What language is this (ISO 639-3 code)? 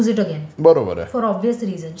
mar